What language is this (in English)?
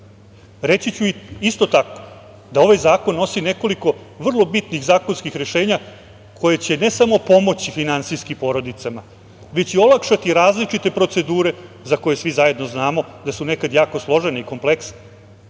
Serbian